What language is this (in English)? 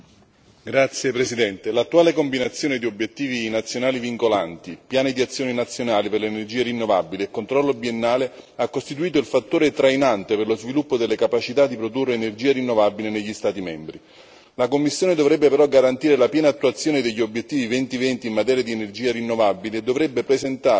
Italian